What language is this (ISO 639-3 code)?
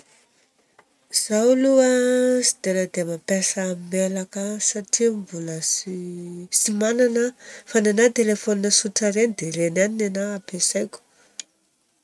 bzc